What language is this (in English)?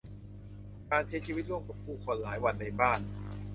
Thai